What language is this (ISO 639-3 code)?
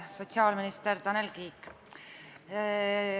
est